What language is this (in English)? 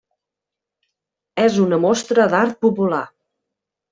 Catalan